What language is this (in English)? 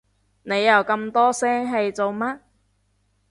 Cantonese